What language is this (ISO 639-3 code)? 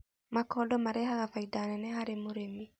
kik